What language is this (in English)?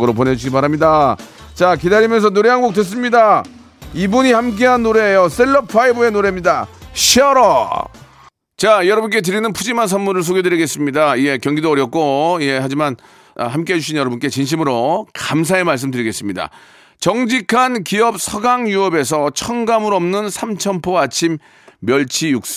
Korean